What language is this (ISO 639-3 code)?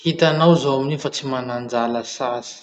msh